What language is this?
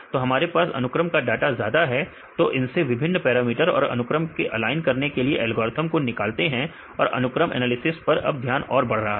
Hindi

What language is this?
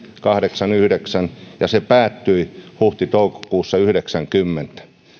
Finnish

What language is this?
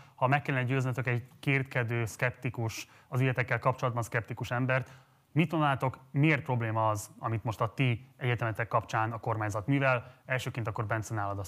Hungarian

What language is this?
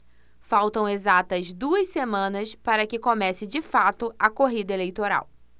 Portuguese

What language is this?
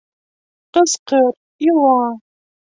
Bashkir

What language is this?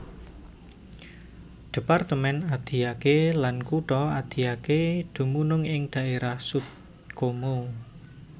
Javanese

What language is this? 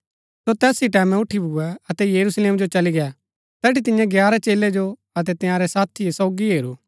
Gaddi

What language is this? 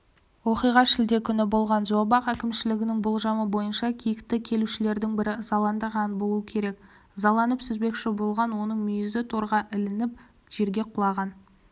Kazakh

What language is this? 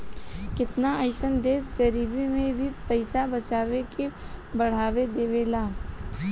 Bhojpuri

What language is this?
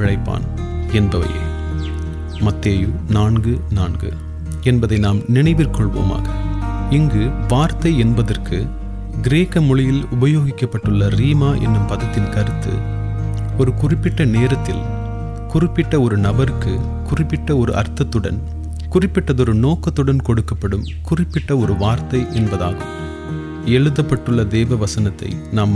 Tamil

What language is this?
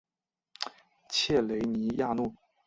Chinese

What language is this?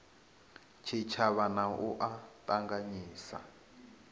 Venda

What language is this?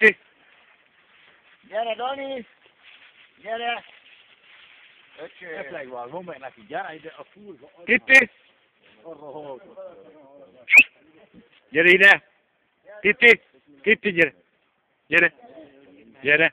Hungarian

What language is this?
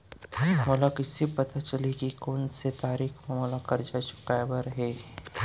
Chhattisgarhi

